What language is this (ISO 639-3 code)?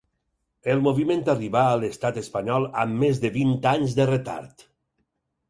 cat